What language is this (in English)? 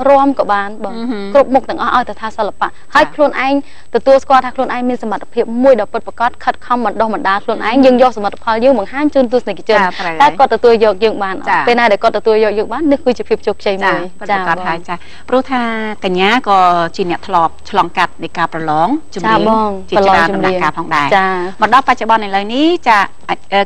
Thai